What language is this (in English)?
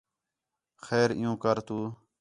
Khetrani